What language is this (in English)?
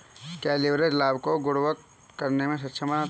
Hindi